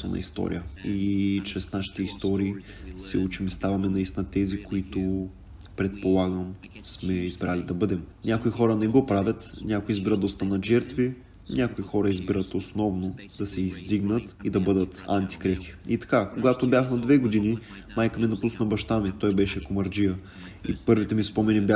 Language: Bulgarian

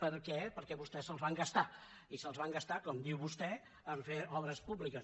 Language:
Catalan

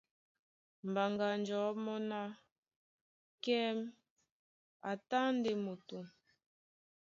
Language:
Duala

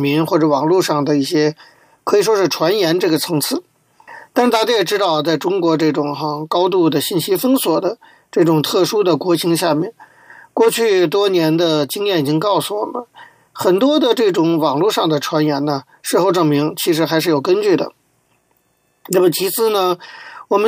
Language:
Chinese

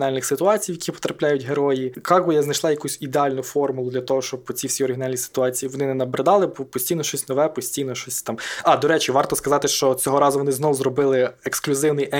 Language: Ukrainian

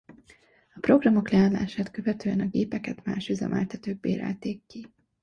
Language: Hungarian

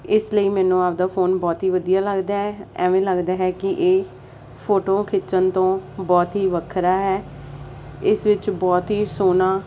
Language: Punjabi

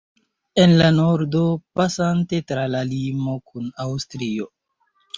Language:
Esperanto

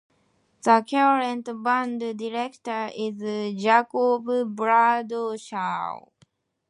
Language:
English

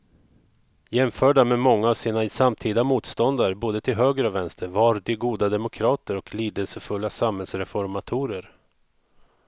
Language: Swedish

